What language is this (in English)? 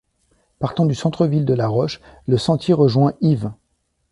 French